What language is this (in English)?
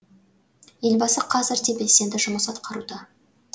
Kazakh